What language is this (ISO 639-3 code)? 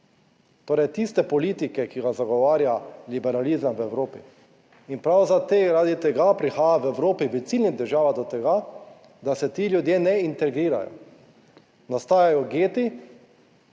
slv